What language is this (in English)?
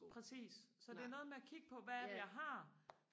Danish